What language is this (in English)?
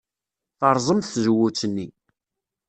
Kabyle